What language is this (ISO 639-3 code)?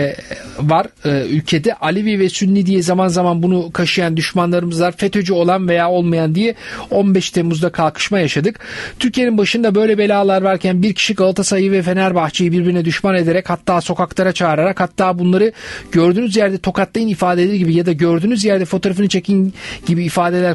tur